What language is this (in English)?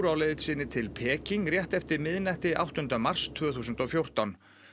Icelandic